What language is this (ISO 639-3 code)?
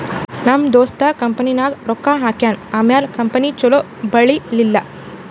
kan